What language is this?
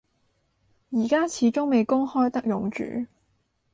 Cantonese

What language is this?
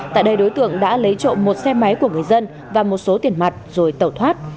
Vietnamese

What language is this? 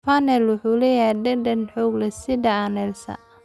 Somali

